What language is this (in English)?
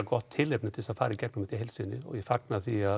Icelandic